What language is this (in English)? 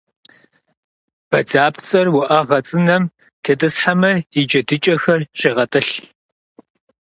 Kabardian